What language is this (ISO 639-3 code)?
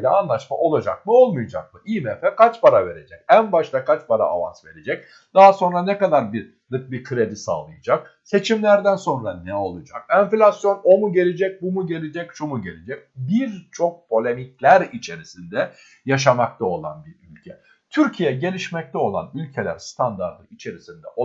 tur